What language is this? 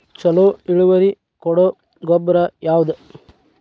Kannada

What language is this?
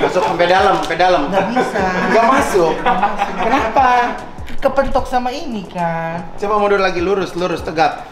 Indonesian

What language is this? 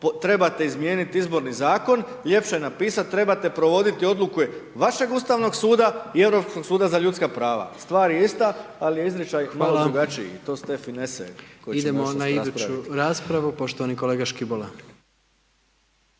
Croatian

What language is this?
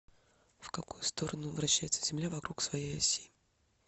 Russian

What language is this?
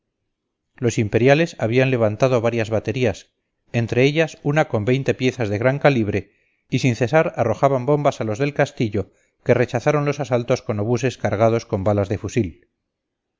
Spanish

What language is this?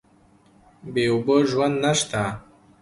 Pashto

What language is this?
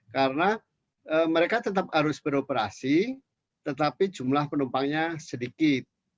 Indonesian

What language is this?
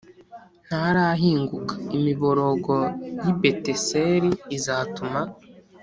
Kinyarwanda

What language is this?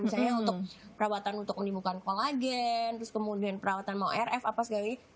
Indonesian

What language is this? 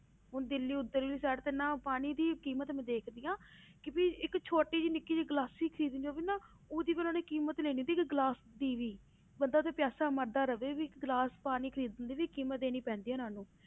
Punjabi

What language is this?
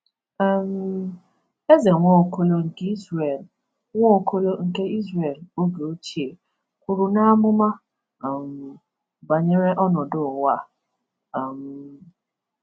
Igbo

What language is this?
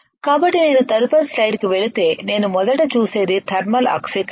Telugu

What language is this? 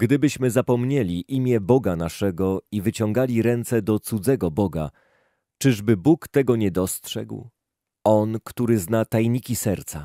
Polish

